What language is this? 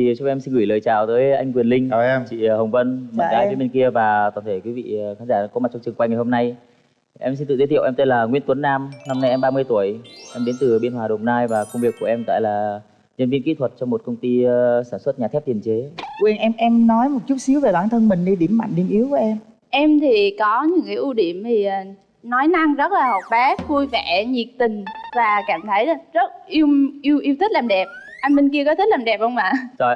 Vietnamese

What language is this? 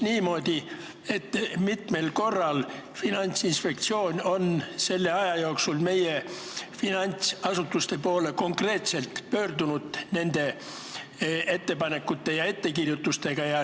Estonian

